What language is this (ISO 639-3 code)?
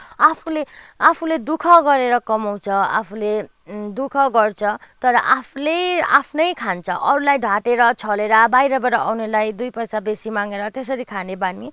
nep